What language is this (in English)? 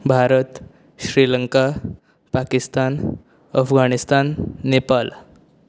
Konkani